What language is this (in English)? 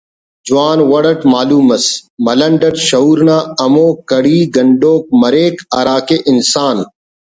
Brahui